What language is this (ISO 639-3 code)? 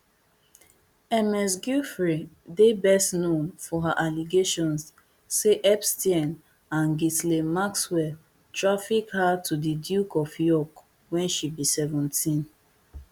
pcm